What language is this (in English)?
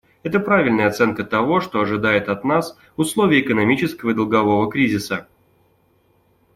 Russian